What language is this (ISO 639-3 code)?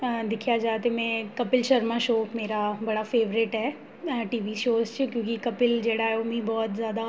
doi